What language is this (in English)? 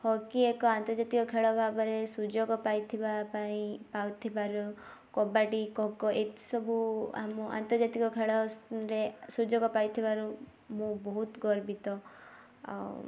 Odia